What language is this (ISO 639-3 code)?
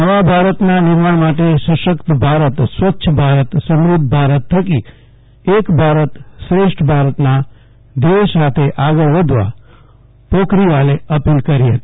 guj